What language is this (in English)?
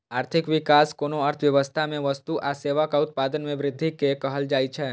Maithili